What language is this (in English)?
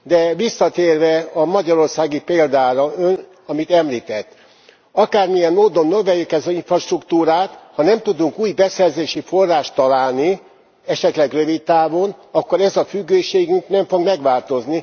Hungarian